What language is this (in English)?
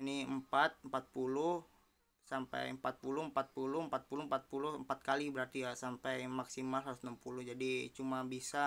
Indonesian